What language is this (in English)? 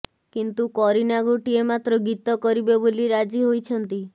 Odia